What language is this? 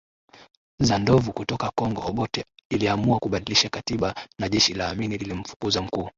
Swahili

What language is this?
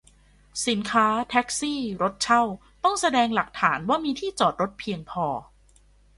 Thai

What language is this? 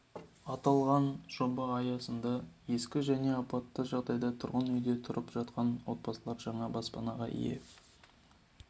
Kazakh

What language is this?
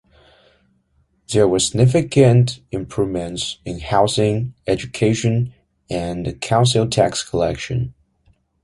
English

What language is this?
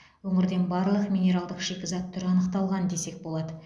Kazakh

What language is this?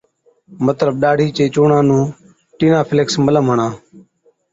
Od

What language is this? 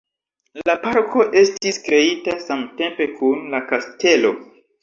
Esperanto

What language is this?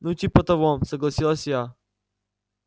Russian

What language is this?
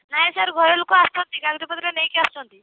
Odia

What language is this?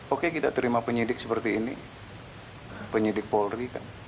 Indonesian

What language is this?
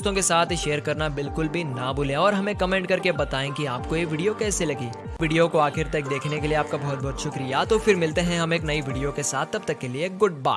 Hindi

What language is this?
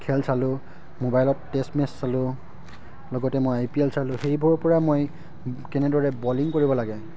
Assamese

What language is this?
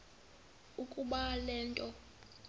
Xhosa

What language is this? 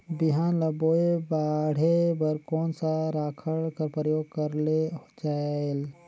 Chhattisgarhi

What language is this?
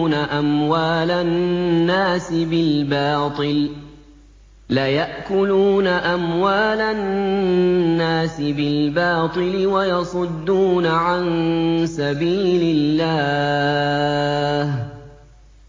Arabic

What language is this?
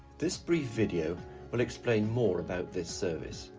English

